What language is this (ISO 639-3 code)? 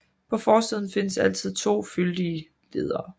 dan